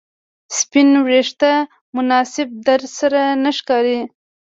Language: Pashto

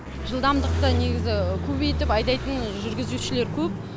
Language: Kazakh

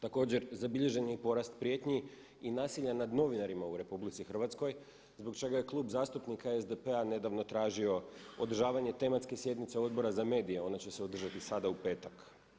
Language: Croatian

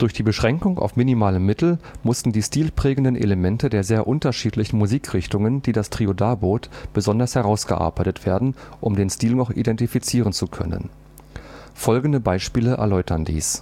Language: German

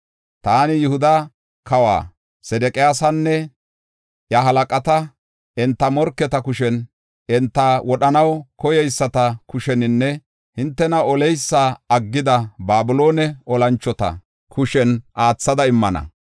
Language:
Gofa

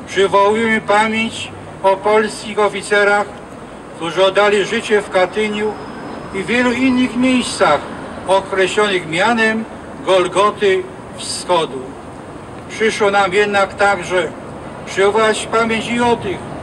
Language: Polish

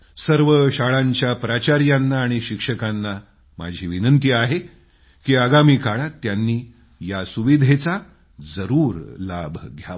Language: Marathi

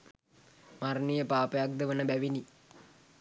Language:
Sinhala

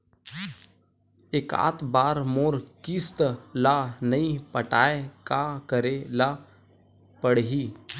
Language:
Chhattisgarhi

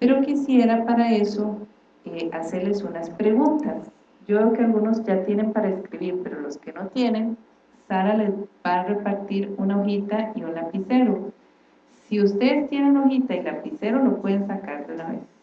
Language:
Spanish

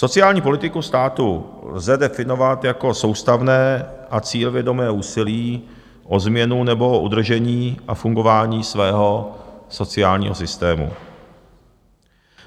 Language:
Czech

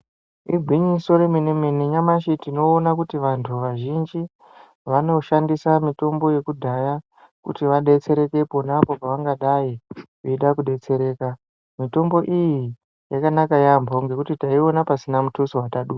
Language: Ndau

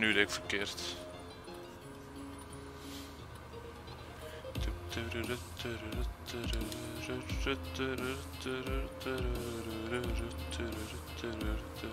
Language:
Dutch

